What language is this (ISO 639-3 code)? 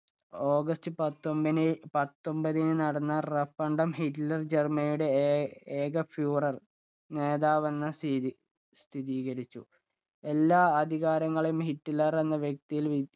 mal